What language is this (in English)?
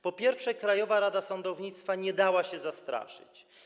Polish